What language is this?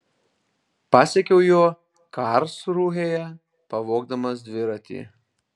Lithuanian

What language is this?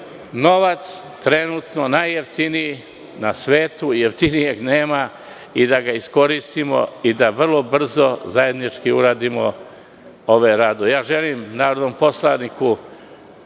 Serbian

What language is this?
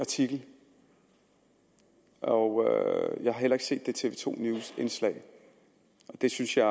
Danish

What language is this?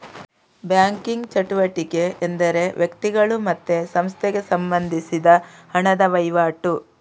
Kannada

